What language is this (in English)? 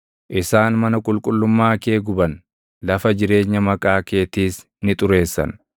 Oromo